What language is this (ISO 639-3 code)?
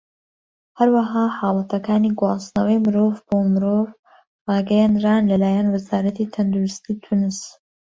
ckb